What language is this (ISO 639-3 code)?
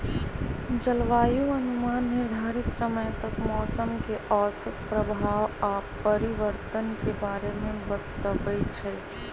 mag